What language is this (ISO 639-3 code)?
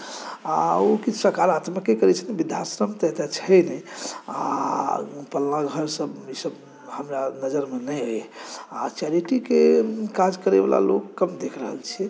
mai